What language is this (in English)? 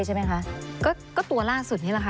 Thai